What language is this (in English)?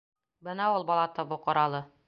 Bashkir